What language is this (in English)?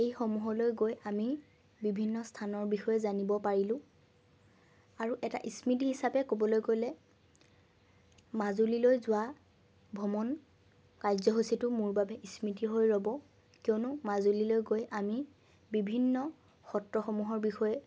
Assamese